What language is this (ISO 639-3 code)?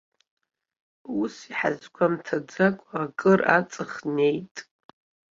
abk